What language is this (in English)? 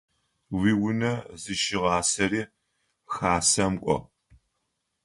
Adyghe